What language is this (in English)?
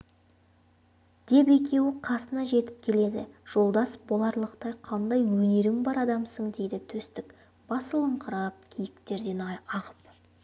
Kazakh